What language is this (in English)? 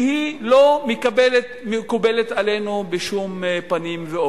Hebrew